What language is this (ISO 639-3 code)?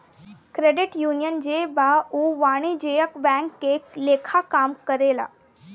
bho